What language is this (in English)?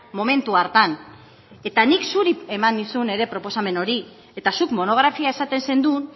Basque